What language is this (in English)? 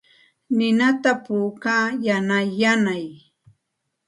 Santa Ana de Tusi Pasco Quechua